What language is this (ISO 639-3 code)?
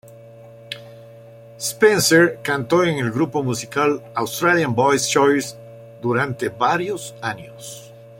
spa